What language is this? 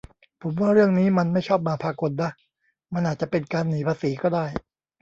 Thai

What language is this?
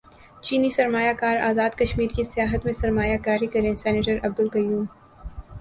Urdu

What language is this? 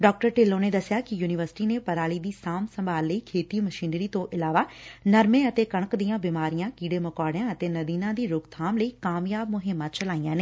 Punjabi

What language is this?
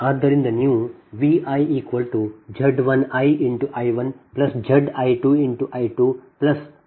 Kannada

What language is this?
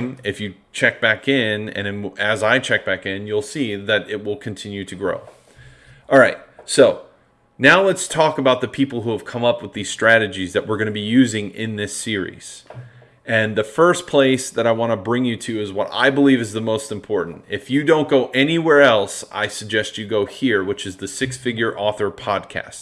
English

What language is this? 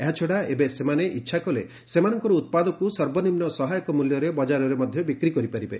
Odia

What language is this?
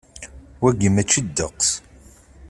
Kabyle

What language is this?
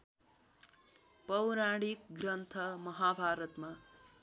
Nepali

